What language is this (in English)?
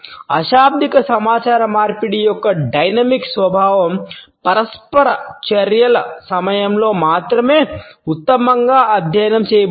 Telugu